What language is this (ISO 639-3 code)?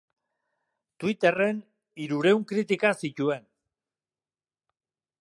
eus